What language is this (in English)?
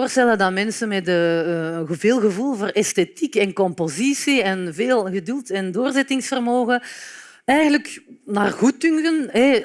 Dutch